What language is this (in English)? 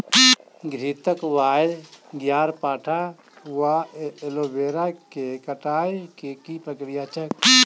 Maithili